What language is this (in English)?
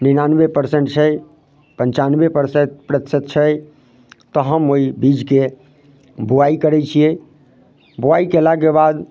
Maithili